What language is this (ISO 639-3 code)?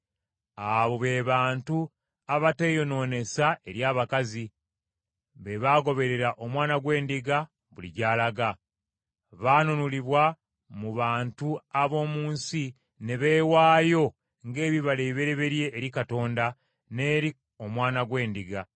lug